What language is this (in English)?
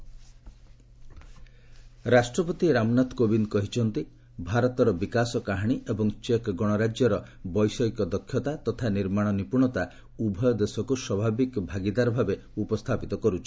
Odia